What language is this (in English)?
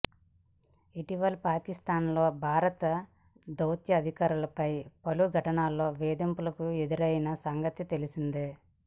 Telugu